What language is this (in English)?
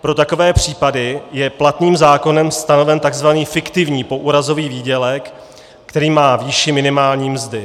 Czech